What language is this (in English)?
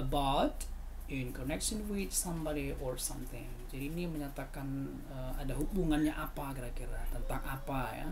Indonesian